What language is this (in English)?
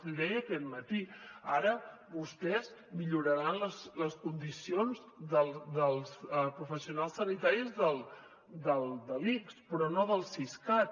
Catalan